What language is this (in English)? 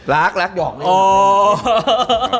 Thai